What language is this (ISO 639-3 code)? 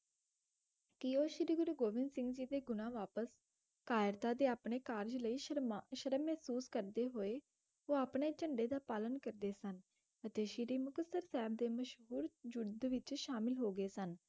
pan